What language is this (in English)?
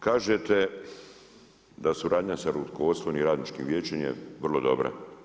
Croatian